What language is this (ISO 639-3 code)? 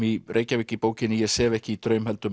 isl